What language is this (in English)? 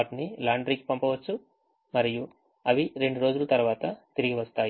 Telugu